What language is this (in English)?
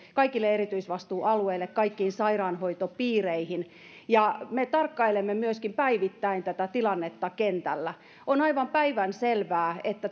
Finnish